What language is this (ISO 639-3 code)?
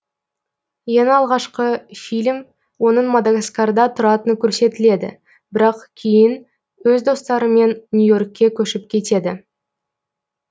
kaz